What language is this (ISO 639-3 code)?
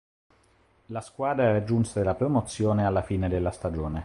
ita